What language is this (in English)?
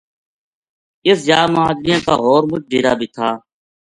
Gujari